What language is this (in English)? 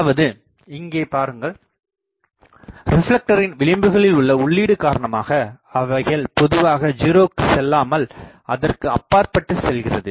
Tamil